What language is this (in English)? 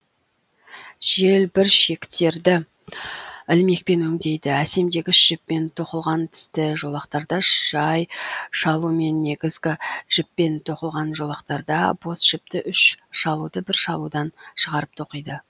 Kazakh